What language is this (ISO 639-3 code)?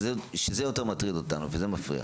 heb